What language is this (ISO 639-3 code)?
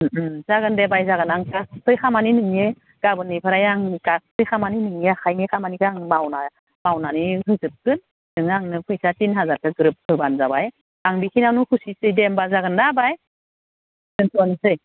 brx